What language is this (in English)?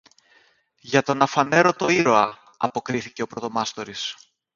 Greek